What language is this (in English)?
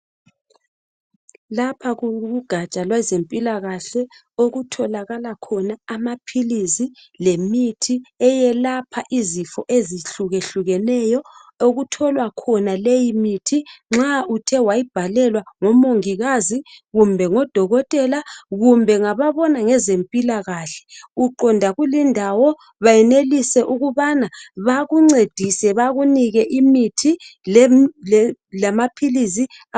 North Ndebele